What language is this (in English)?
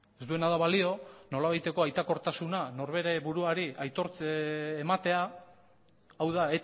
Basque